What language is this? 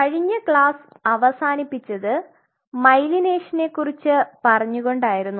Malayalam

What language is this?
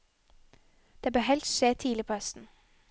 Norwegian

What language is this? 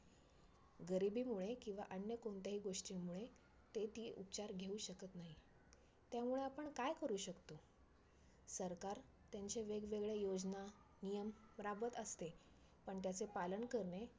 Marathi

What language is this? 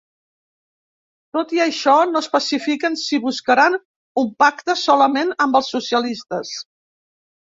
Catalan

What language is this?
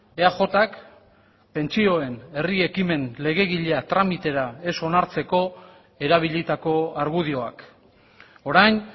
Basque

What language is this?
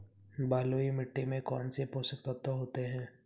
Hindi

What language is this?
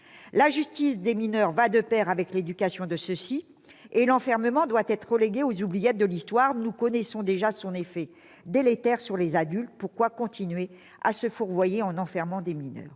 French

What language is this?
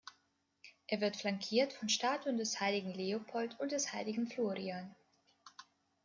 German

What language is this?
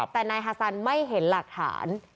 Thai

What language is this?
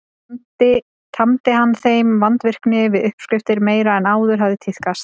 Icelandic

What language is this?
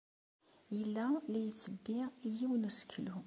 Kabyle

